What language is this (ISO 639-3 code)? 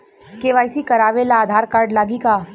bho